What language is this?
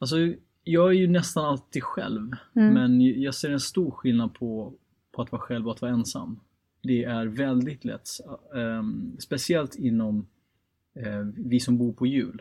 Swedish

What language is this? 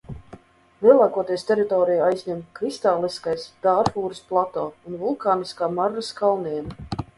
Latvian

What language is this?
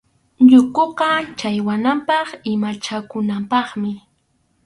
Arequipa-La Unión Quechua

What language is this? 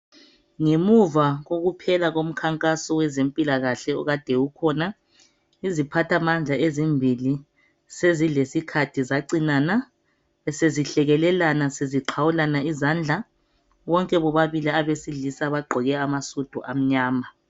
North Ndebele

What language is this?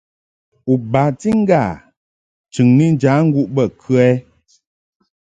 Mungaka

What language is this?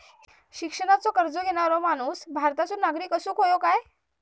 Marathi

